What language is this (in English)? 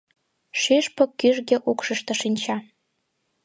Mari